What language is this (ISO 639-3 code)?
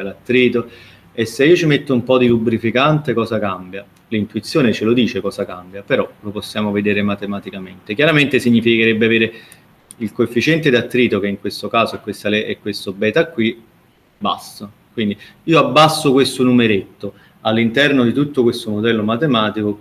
ita